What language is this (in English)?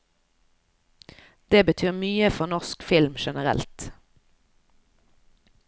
Norwegian